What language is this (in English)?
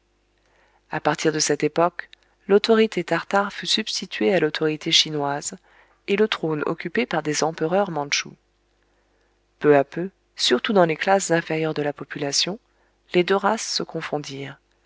French